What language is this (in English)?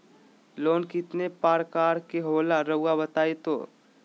Magahi